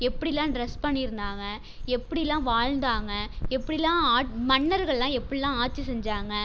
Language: Tamil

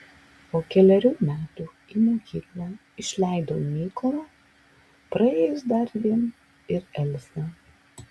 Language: Lithuanian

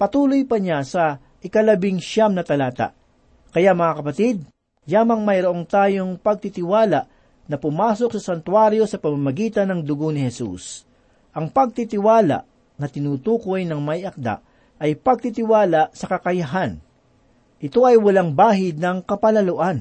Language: Filipino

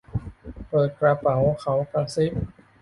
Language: Thai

